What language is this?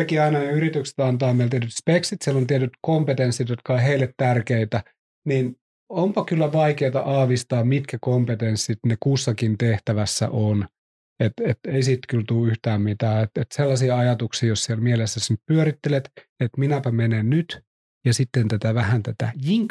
Finnish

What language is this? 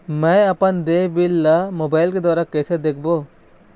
Chhattisgarhi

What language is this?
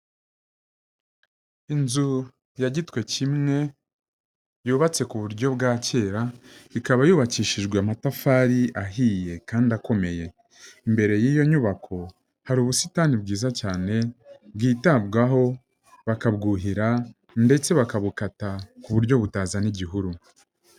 Kinyarwanda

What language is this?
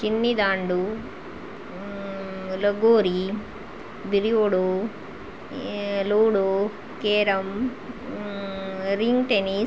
Kannada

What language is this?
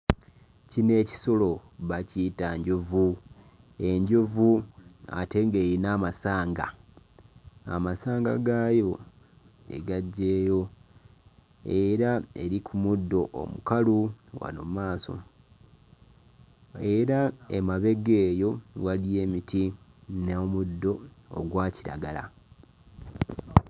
Ganda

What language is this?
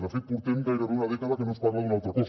Catalan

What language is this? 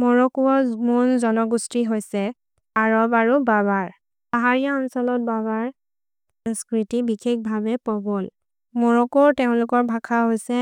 Maria (India)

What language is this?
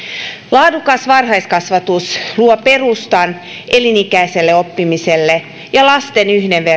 Finnish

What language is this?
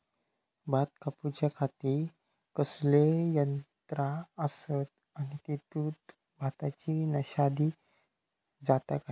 Marathi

